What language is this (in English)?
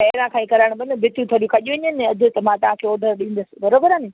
Sindhi